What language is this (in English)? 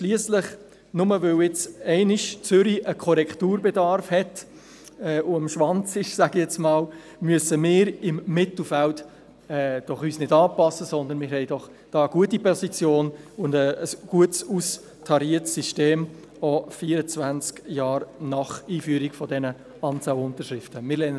Swiss German